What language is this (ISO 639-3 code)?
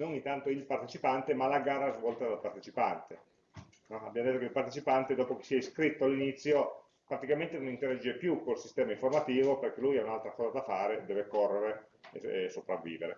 ita